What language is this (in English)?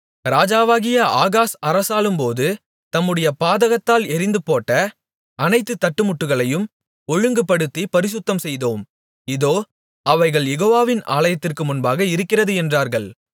Tamil